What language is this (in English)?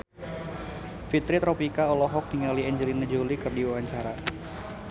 Sundanese